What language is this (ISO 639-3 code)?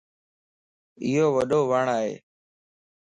lss